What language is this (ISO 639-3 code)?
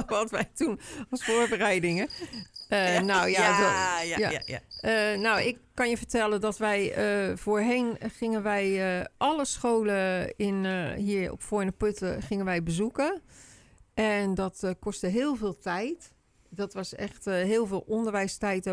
nld